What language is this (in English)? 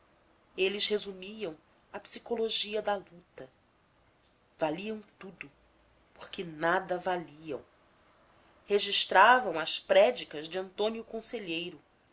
Portuguese